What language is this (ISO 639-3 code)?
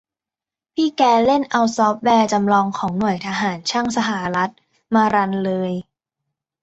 tha